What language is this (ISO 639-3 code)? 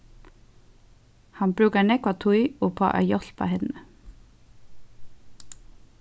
fao